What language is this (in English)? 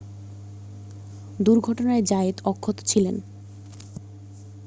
Bangla